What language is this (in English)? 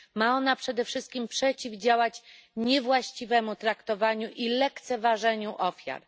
Polish